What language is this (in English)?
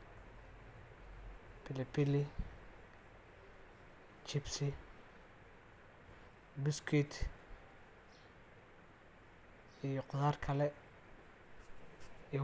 Somali